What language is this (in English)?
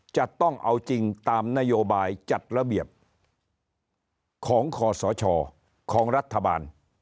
Thai